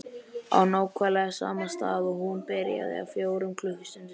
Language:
Icelandic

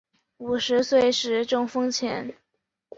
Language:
Chinese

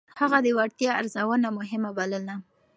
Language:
Pashto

